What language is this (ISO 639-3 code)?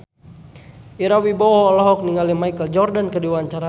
sun